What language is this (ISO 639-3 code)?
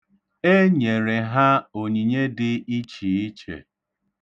ibo